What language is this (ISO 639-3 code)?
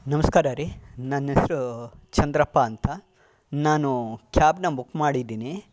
kan